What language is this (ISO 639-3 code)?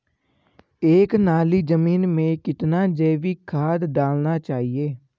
hin